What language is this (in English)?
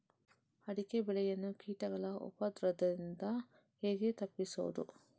Kannada